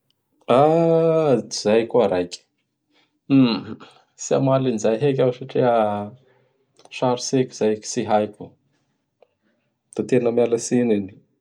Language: Bara Malagasy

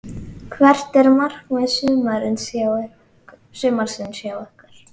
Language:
Icelandic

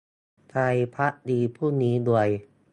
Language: Thai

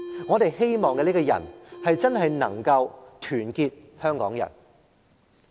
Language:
Cantonese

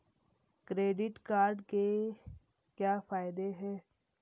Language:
Hindi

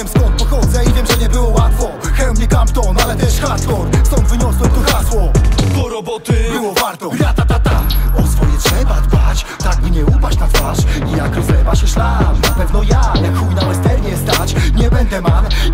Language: Polish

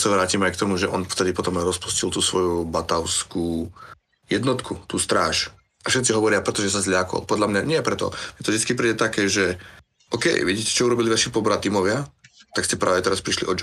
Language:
Slovak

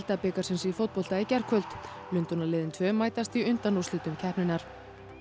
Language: Icelandic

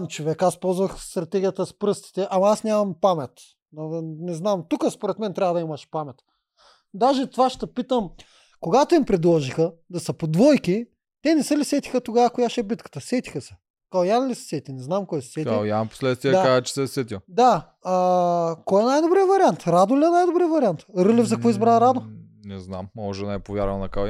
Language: Bulgarian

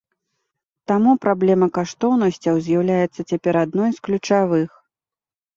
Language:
Belarusian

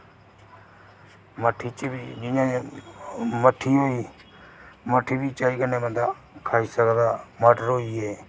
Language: Dogri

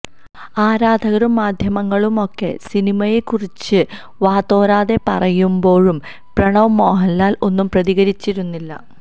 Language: Malayalam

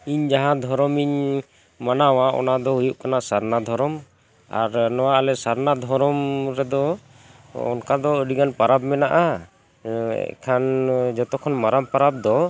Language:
Santali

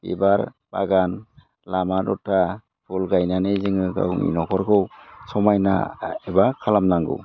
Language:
Bodo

